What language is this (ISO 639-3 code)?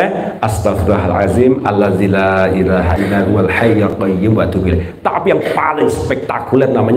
ind